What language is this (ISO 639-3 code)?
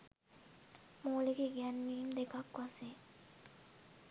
sin